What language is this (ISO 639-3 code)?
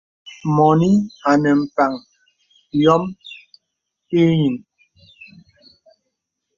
beb